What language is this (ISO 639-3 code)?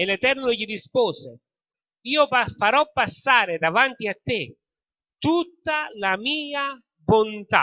ita